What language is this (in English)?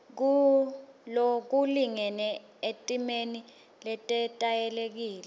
Swati